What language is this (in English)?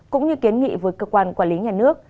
Vietnamese